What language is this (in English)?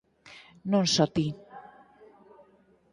Galician